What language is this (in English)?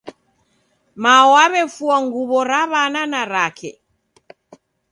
Taita